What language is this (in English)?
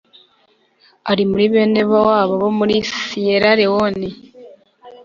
Kinyarwanda